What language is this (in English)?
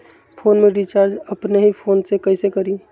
Magahi